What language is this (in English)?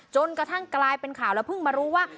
Thai